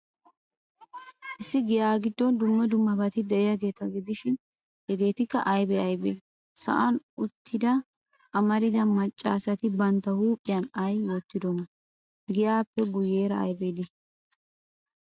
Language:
Wolaytta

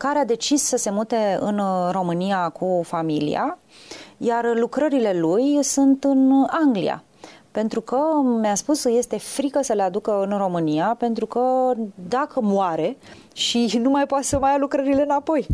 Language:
Romanian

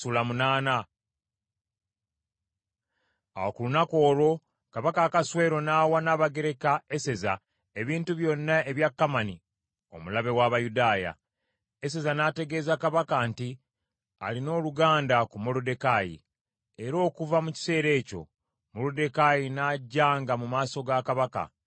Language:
Ganda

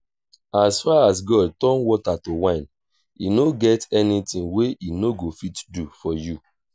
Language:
Nigerian Pidgin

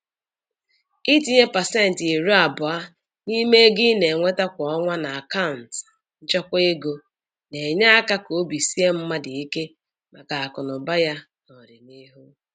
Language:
Igbo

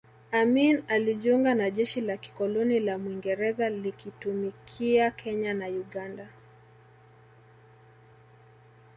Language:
Swahili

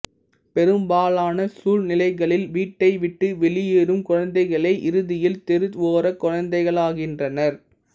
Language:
Tamil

